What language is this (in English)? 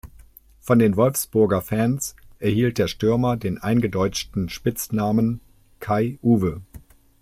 German